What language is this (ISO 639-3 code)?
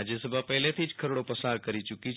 guj